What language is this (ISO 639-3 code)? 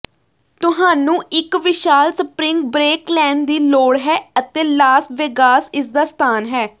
pan